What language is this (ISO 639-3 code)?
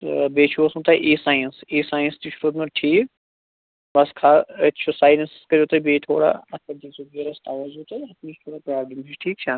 kas